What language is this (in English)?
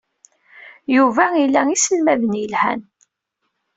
Kabyle